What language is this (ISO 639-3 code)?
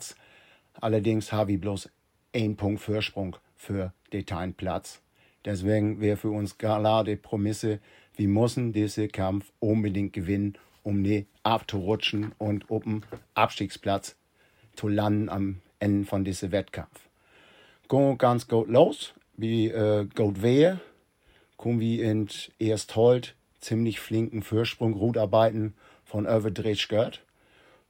deu